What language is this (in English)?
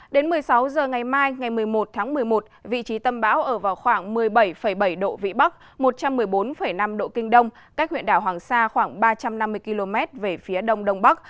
Vietnamese